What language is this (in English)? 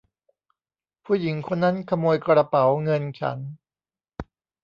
Thai